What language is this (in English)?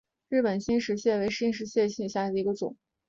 Chinese